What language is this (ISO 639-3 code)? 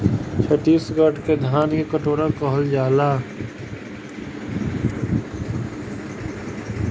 bho